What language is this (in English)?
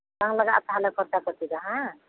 Santali